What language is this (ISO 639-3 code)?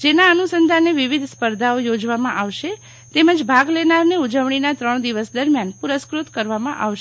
guj